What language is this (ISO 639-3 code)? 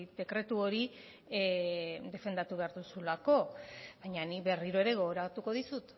eus